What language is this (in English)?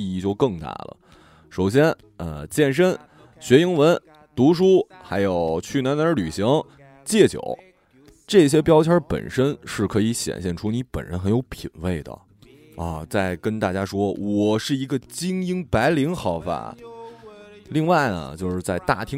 Chinese